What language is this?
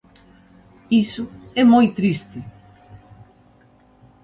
Galician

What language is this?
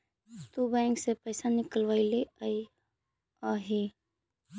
Magahi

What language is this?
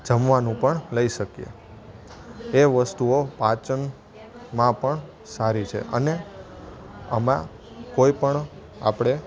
Gujarati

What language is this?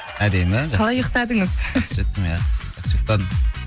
Kazakh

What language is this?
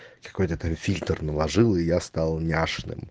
Russian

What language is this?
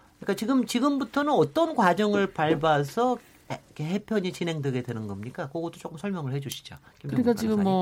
Korean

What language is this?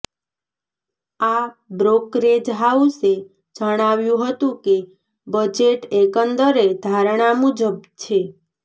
Gujarati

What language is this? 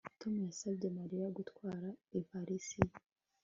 Kinyarwanda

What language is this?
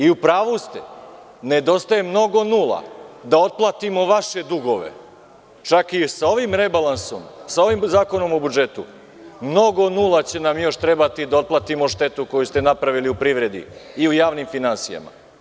Serbian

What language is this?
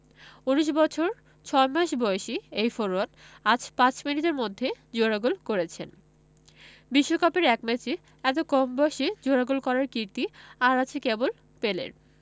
Bangla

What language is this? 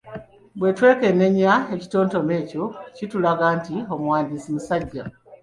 Ganda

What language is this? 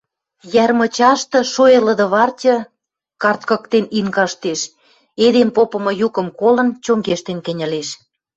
Western Mari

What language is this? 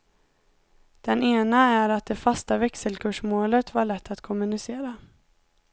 Swedish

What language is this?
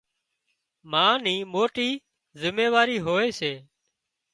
Wadiyara Koli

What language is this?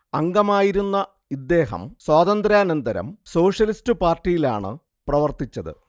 Malayalam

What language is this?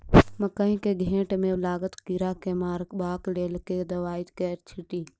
Maithili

